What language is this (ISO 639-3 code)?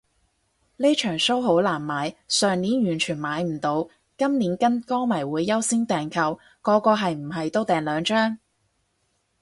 yue